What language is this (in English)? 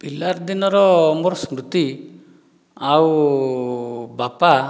Odia